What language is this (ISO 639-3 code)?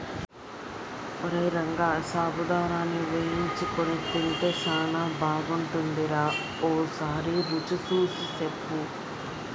tel